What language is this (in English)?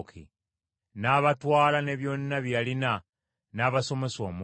Ganda